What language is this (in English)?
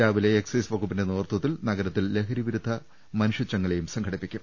Malayalam